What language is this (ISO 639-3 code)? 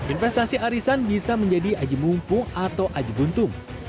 ind